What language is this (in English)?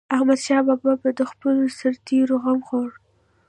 Pashto